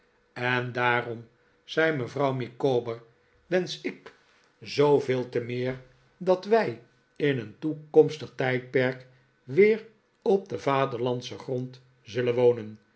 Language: Dutch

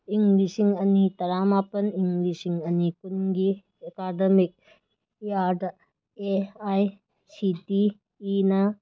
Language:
Manipuri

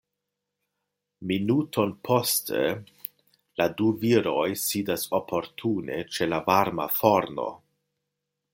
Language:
Esperanto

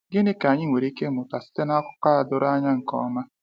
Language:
Igbo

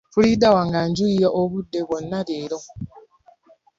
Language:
Ganda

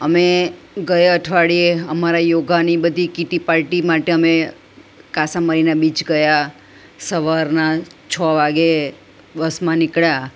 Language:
Gujarati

